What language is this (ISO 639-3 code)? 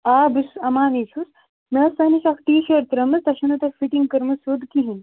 kas